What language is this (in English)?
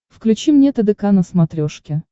Russian